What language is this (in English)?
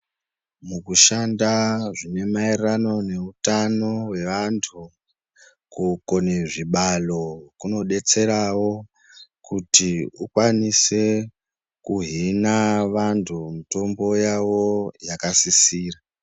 Ndau